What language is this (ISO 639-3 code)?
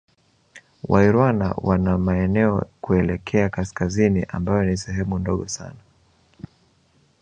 swa